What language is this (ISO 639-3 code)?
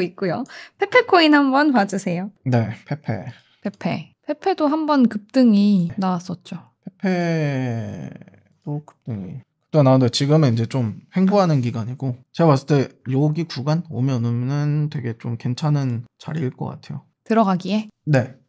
kor